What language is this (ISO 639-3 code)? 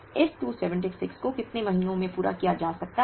hin